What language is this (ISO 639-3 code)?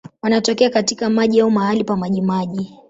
swa